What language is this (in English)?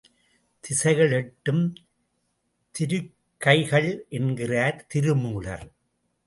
Tamil